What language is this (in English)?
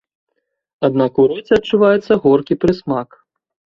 Belarusian